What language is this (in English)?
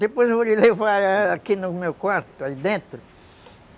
Portuguese